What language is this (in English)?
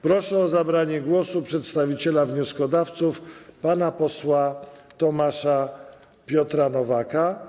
Polish